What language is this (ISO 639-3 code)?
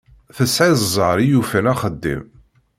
kab